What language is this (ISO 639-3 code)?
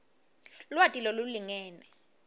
ssw